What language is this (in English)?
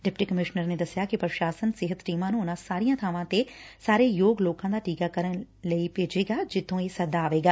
Punjabi